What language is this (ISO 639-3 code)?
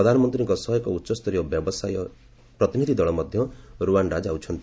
ori